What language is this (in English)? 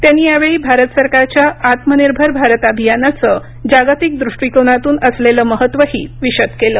Marathi